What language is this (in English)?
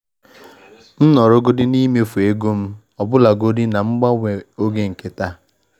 Igbo